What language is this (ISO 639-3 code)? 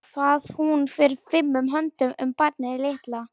isl